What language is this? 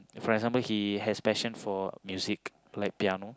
English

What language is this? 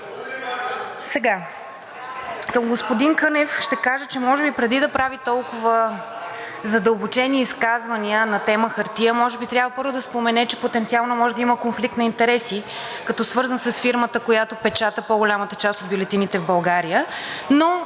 Bulgarian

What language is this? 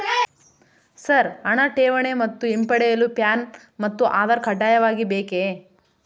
Kannada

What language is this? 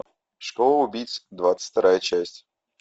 Russian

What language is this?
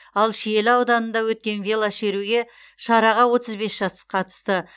Kazakh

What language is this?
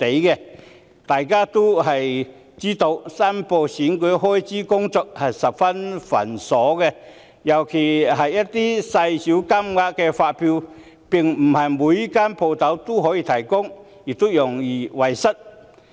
Cantonese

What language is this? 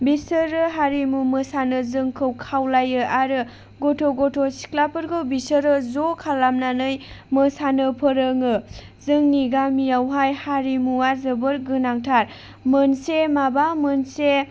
Bodo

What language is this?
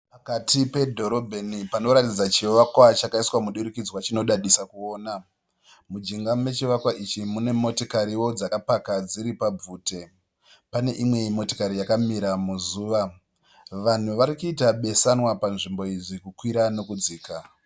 Shona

